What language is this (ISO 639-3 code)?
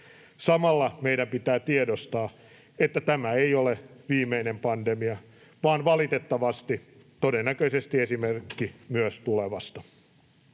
fin